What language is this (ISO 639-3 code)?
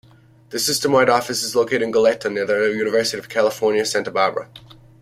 eng